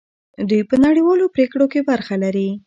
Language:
Pashto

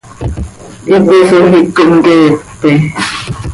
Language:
Seri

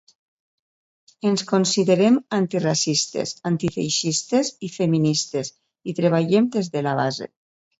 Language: Catalan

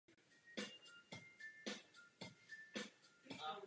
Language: Czech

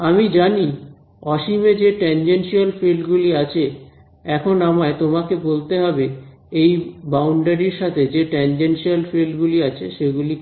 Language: Bangla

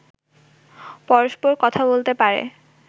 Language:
Bangla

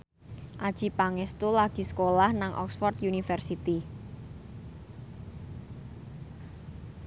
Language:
Javanese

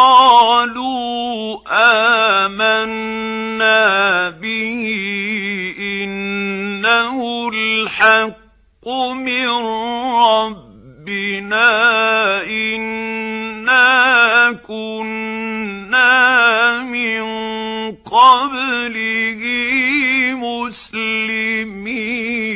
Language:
Arabic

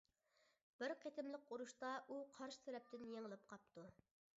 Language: Uyghur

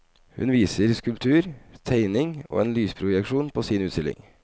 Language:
Norwegian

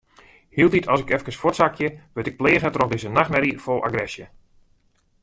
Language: Western Frisian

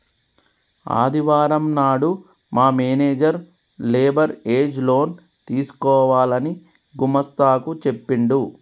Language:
Telugu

